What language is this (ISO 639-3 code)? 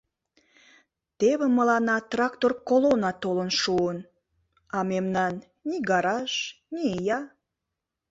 chm